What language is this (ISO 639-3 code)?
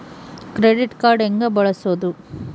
kan